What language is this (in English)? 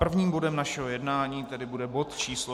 Czech